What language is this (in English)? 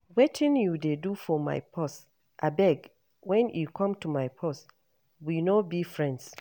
Nigerian Pidgin